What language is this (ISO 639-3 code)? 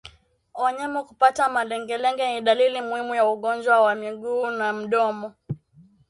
swa